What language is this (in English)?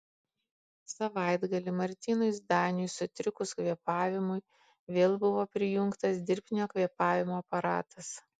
Lithuanian